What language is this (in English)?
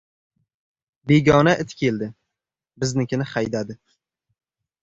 Uzbek